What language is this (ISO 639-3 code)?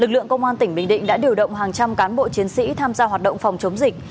vie